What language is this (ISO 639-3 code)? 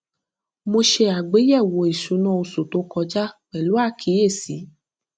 yor